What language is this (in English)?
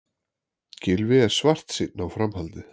Icelandic